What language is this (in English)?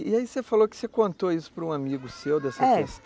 Portuguese